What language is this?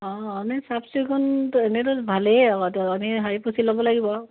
Assamese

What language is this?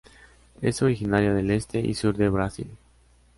Spanish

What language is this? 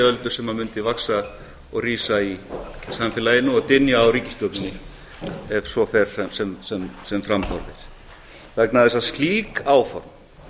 Icelandic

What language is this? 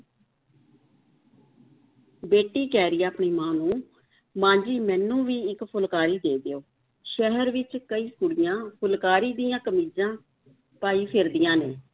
Punjabi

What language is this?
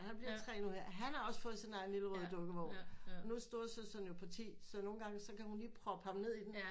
Danish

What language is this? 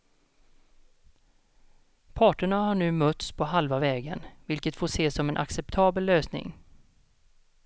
Swedish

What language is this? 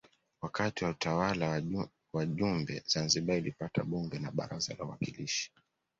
Swahili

